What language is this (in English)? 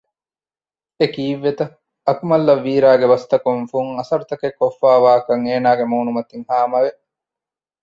Divehi